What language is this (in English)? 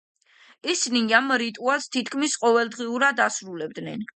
Georgian